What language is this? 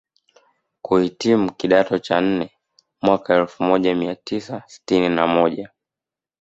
Swahili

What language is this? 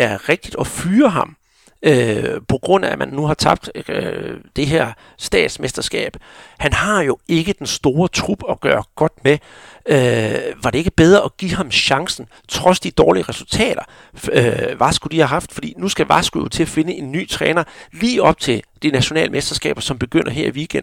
Danish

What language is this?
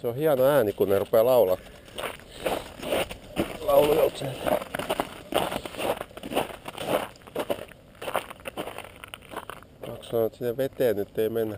Finnish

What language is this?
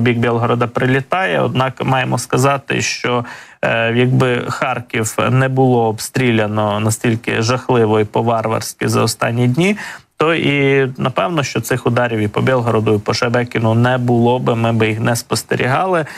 Ukrainian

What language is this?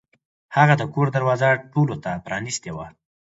Pashto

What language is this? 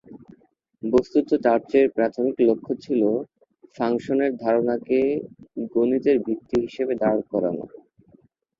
Bangla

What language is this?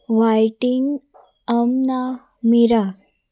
Konkani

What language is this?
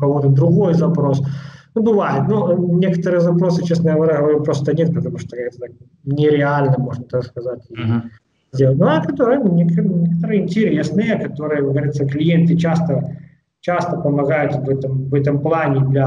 Russian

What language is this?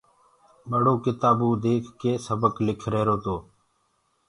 Gurgula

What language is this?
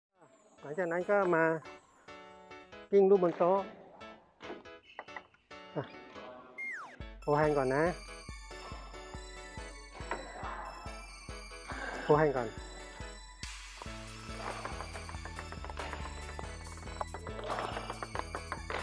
Thai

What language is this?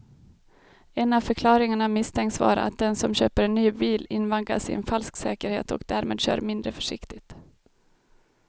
Swedish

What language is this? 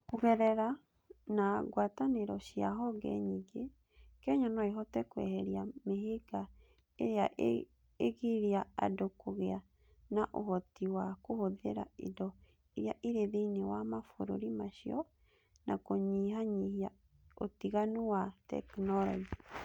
Kikuyu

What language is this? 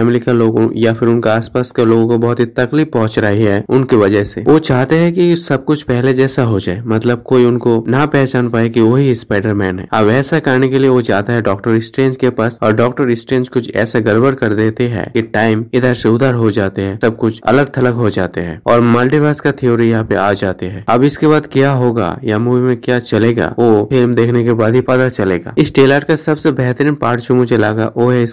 Hindi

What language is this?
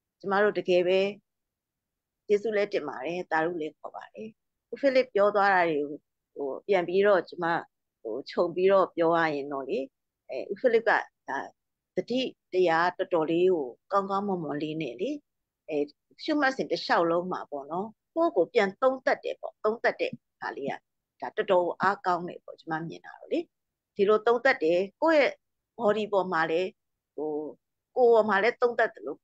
Thai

